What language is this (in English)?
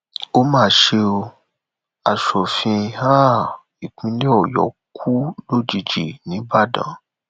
Yoruba